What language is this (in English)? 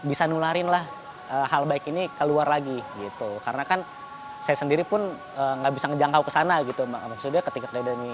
Indonesian